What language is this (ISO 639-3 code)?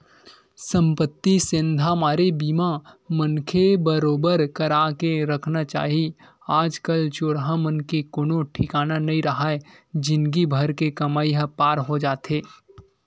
hne